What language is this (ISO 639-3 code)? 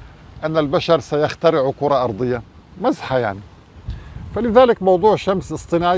ara